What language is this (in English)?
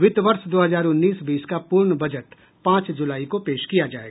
Hindi